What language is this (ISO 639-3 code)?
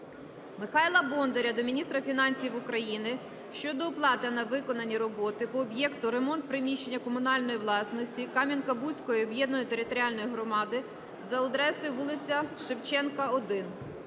ukr